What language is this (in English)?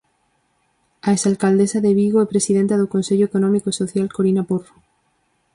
Galician